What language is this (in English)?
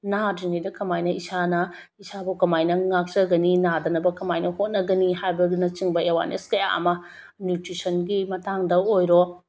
Manipuri